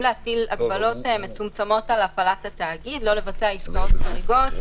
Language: Hebrew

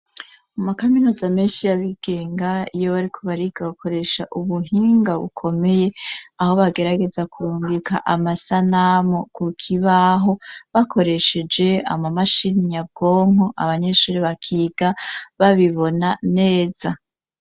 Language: Rundi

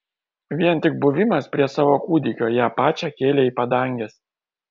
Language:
Lithuanian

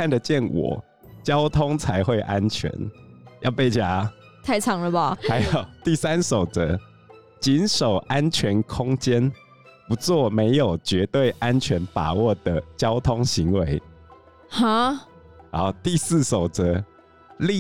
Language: Chinese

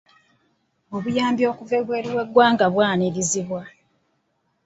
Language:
Ganda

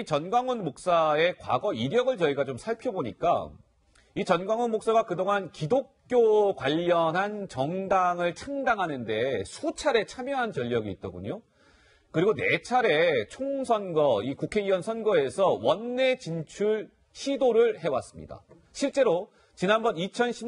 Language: Korean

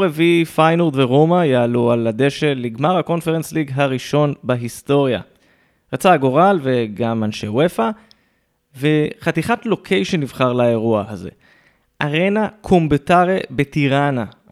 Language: Hebrew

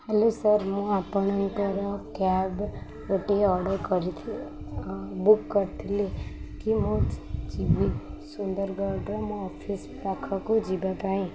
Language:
Odia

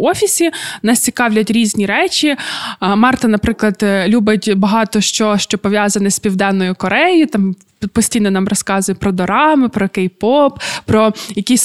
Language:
Ukrainian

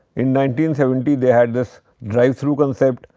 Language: English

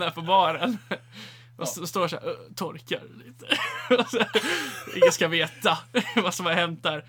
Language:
Swedish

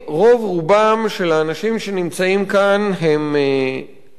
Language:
Hebrew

